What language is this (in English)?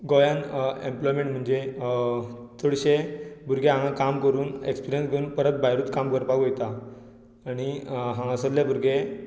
Konkani